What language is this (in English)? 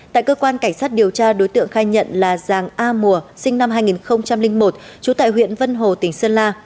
Vietnamese